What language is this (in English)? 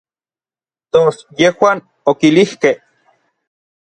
Orizaba Nahuatl